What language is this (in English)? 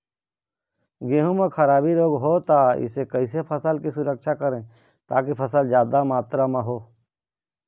Chhattisgarhi